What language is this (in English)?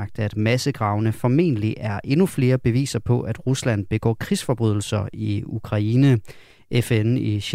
Danish